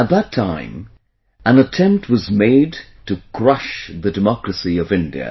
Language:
English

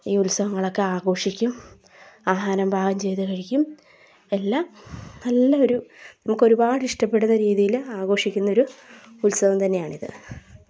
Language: Malayalam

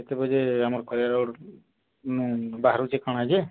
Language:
Odia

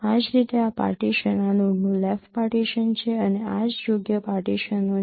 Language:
Gujarati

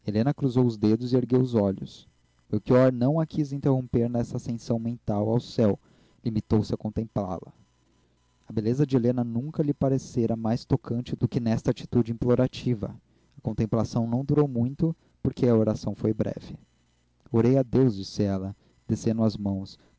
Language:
Portuguese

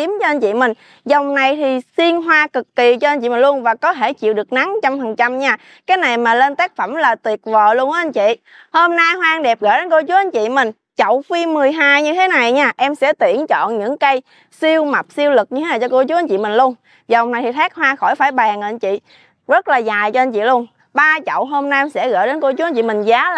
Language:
Vietnamese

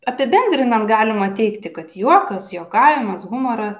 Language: Lithuanian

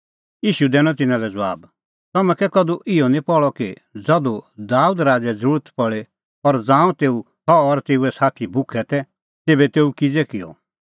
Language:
Kullu Pahari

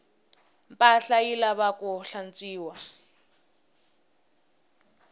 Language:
Tsonga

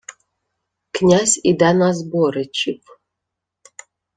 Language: Ukrainian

